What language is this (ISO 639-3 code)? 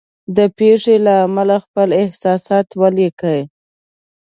pus